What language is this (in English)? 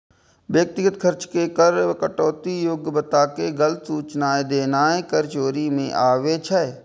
Maithili